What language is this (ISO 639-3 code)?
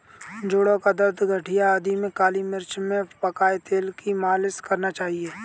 hin